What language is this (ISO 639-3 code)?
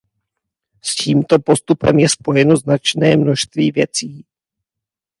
ces